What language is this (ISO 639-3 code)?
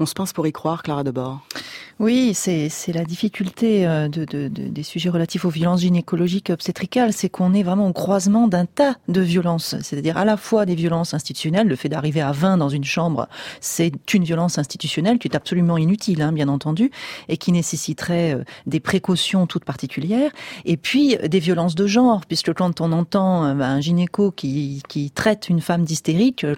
fra